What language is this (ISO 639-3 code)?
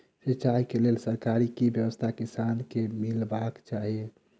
mai